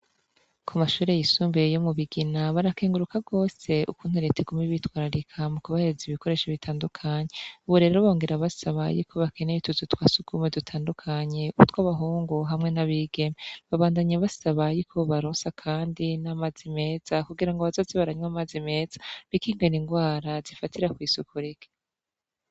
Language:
Rundi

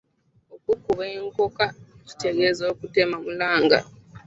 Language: Ganda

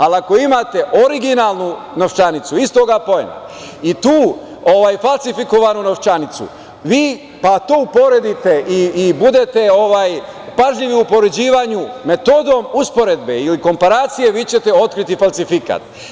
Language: Serbian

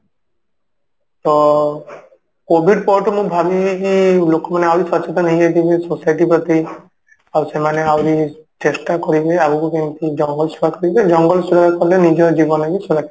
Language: Odia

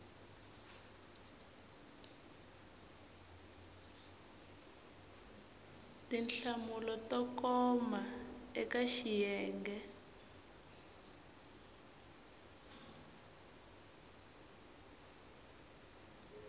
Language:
Tsonga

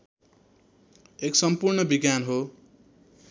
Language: Nepali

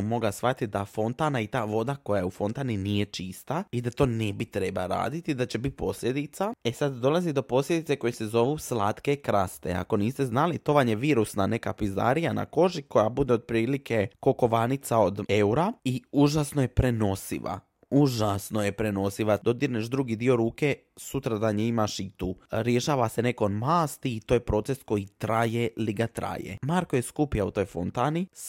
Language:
Croatian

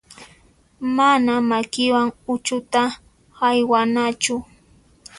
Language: Puno Quechua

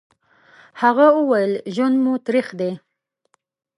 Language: Pashto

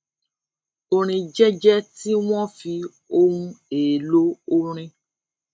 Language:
Yoruba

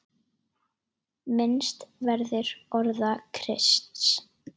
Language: Icelandic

